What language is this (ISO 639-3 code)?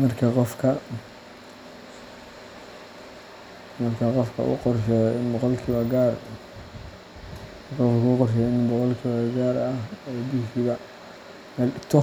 som